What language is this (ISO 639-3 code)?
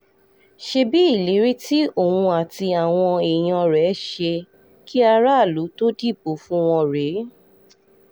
yor